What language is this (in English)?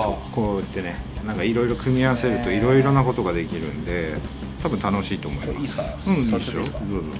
Japanese